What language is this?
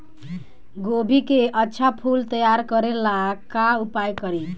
Bhojpuri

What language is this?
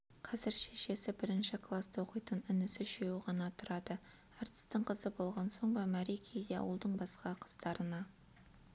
Kazakh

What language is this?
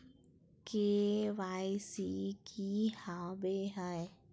Magahi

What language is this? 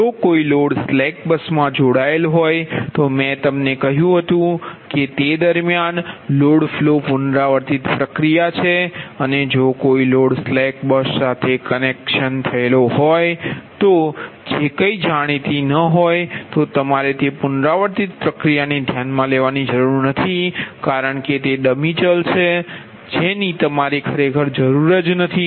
Gujarati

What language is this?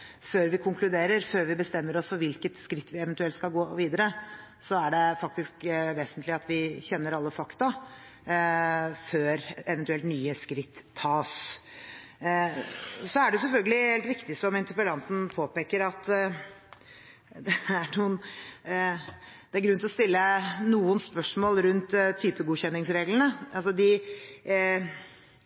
Norwegian Bokmål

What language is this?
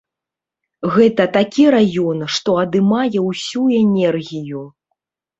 Belarusian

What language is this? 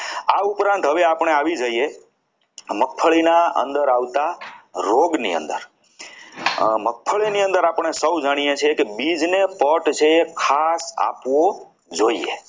Gujarati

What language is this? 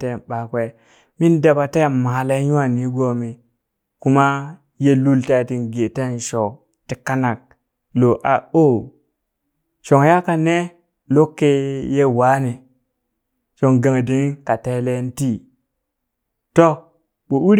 Burak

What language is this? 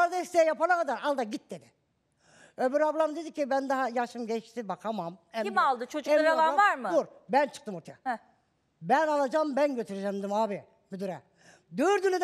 Turkish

